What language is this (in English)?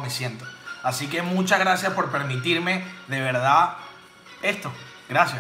Spanish